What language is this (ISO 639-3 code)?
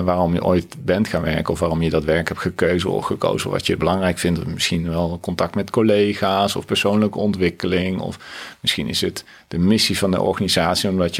nld